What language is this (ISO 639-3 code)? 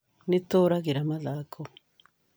kik